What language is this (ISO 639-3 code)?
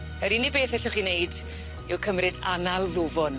cym